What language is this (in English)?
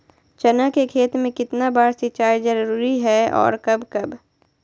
Magahi